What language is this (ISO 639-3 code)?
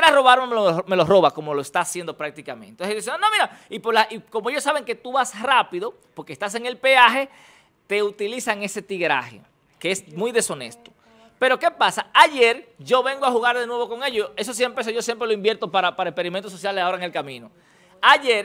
spa